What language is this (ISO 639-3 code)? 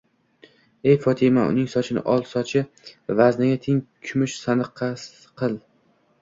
uzb